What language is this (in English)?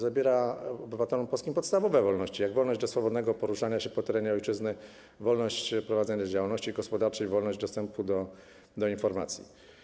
Polish